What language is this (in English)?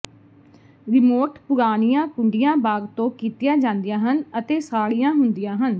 Punjabi